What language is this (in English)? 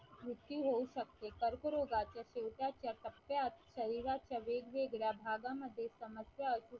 Marathi